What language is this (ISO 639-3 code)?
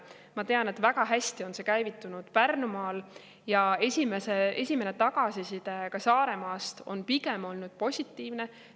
est